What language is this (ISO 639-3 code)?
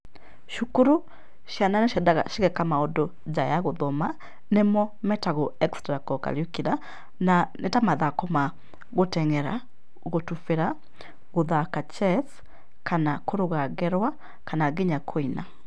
kik